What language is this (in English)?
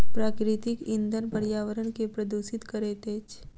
Maithili